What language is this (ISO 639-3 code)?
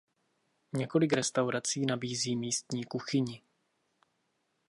ces